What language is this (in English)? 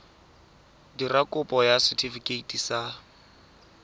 Tswana